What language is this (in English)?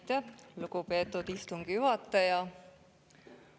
Estonian